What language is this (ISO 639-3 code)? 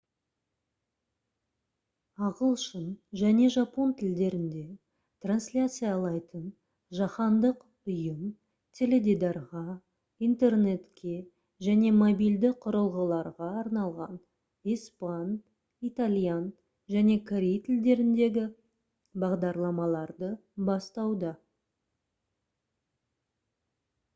kaz